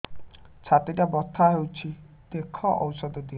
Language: Odia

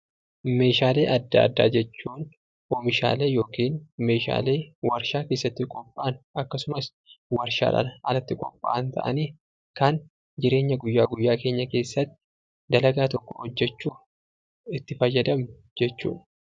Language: Oromo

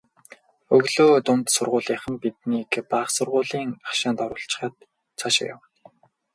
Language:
Mongolian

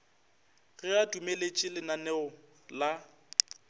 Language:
Northern Sotho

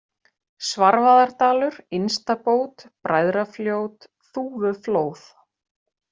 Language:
Icelandic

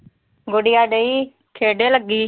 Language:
Punjabi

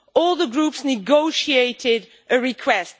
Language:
English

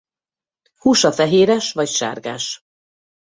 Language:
Hungarian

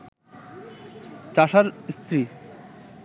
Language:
Bangla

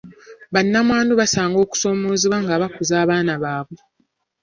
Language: Ganda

